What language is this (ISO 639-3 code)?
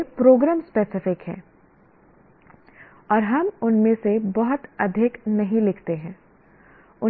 hin